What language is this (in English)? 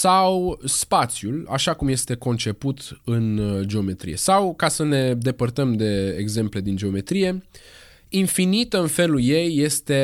Romanian